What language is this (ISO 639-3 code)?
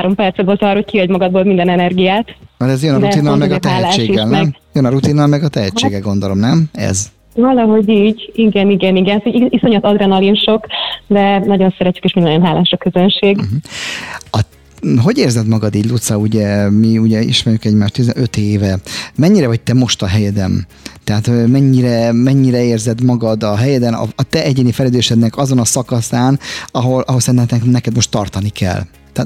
hun